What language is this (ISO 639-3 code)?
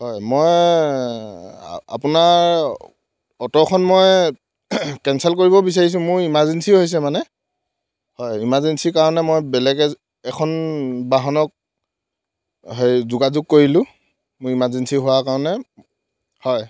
asm